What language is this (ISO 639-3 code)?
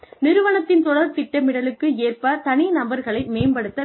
tam